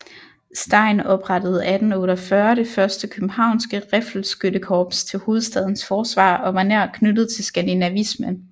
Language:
Danish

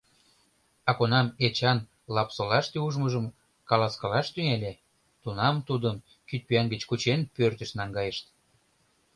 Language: Mari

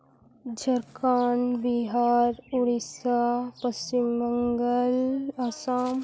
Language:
Santali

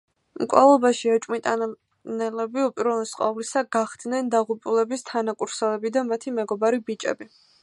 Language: Georgian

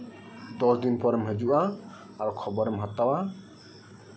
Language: Santali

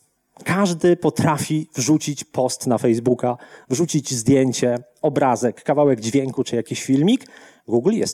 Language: Polish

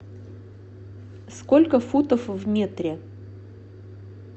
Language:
Russian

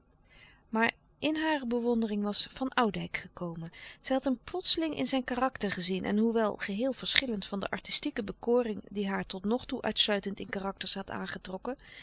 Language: Dutch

